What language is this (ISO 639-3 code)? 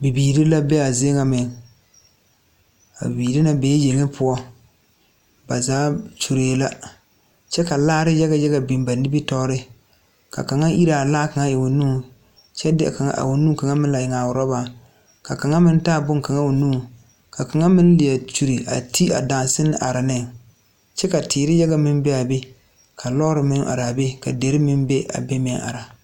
dga